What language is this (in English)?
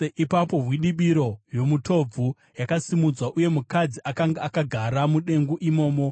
Shona